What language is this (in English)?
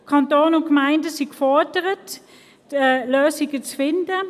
Swiss German